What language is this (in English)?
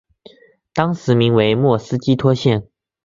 Chinese